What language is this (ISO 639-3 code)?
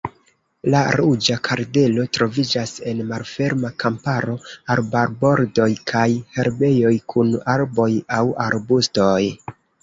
epo